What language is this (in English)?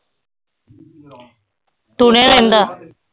Punjabi